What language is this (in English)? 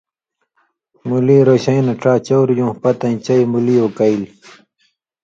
Indus Kohistani